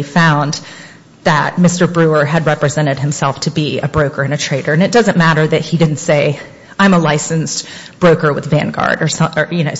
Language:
English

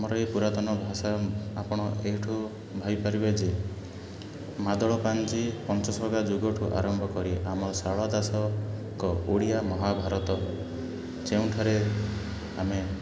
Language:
Odia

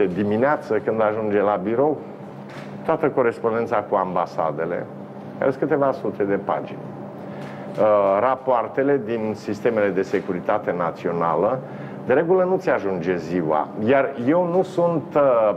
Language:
Romanian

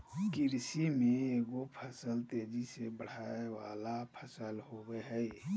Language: Magahi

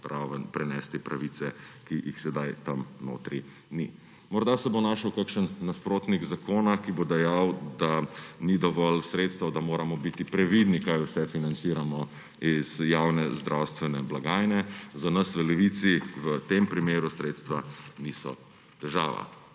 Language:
Slovenian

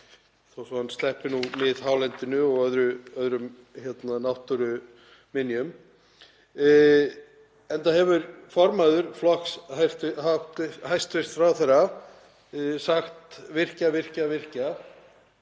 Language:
Icelandic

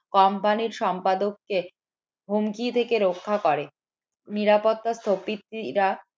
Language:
Bangla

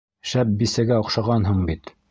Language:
Bashkir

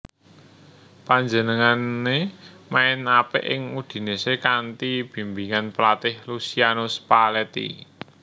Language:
Javanese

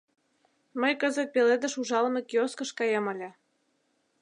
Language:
Mari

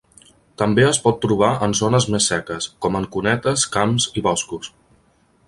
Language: Catalan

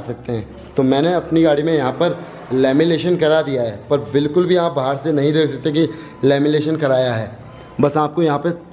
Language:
Hindi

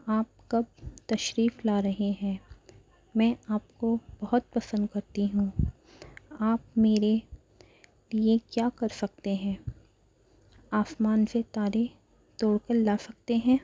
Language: Urdu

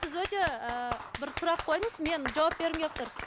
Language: Kazakh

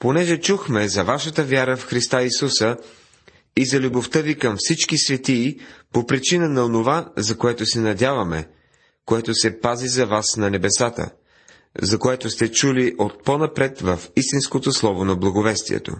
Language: Bulgarian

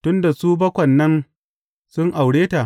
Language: Hausa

